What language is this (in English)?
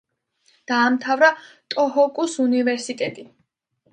Georgian